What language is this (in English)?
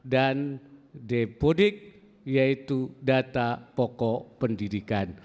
Indonesian